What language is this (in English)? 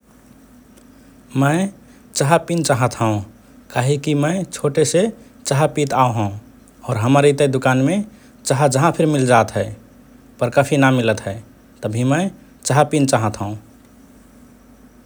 Rana Tharu